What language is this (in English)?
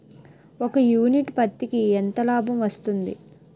Telugu